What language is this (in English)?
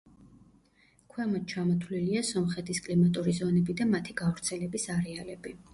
Georgian